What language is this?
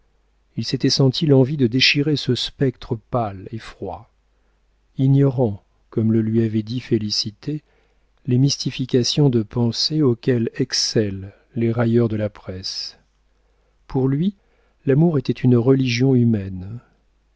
French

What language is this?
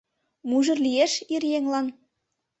Mari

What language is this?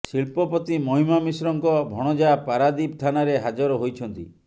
Odia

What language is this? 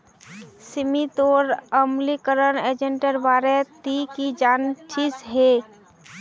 Magahi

